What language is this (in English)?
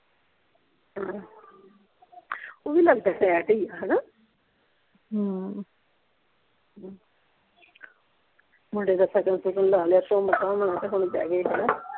Punjabi